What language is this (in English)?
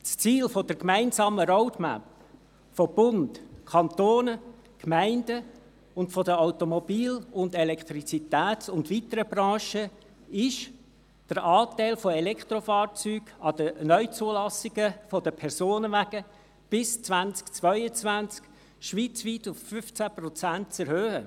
Swiss German